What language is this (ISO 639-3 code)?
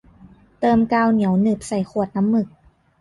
tha